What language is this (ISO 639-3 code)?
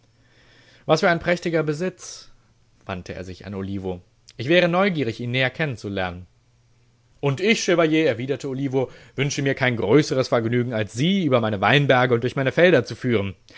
deu